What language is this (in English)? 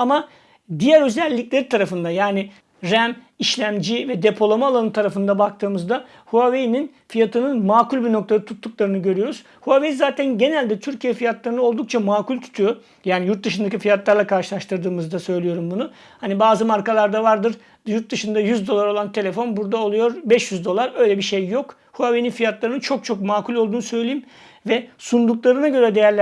Turkish